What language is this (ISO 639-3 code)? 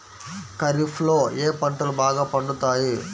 tel